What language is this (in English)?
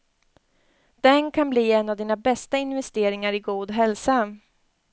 Swedish